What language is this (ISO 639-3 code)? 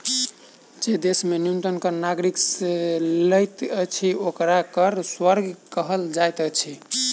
mai